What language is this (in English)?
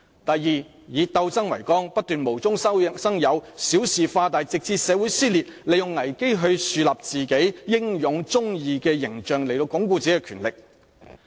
Cantonese